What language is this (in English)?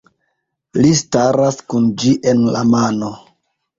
Esperanto